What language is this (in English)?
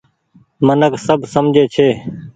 Goaria